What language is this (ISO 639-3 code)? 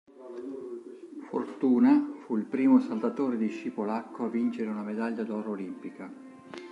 ita